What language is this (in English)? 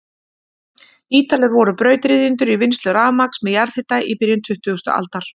Icelandic